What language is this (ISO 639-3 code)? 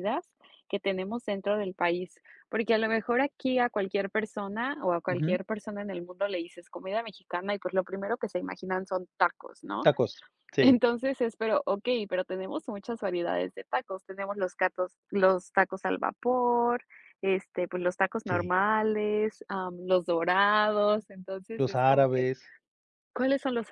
spa